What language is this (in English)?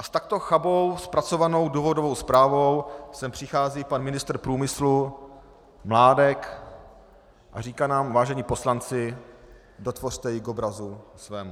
Czech